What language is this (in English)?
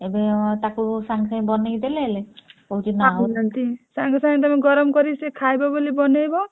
Odia